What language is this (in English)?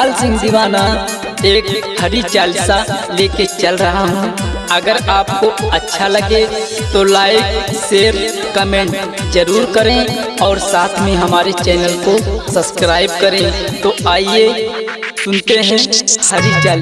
Hindi